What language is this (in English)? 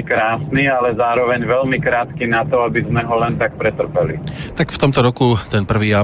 Slovak